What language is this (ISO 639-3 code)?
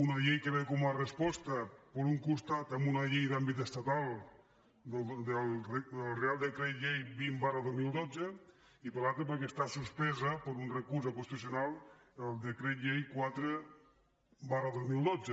cat